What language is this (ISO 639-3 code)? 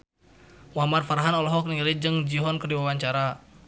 sun